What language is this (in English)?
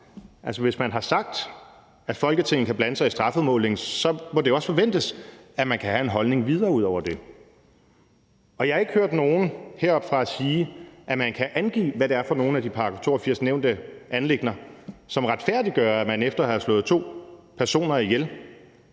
Danish